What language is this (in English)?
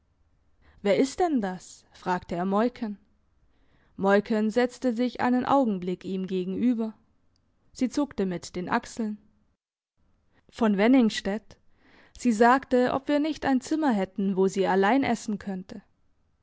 German